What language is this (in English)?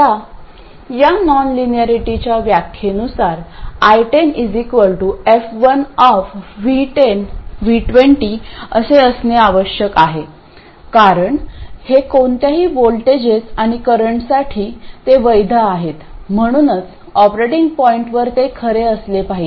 Marathi